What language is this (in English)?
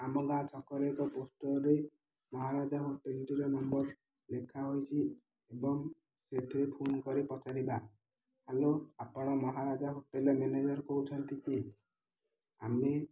Odia